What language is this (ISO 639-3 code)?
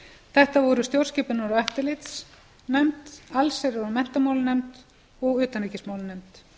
isl